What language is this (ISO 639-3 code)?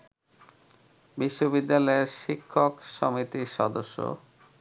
ben